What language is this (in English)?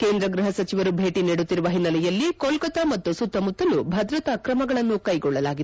Kannada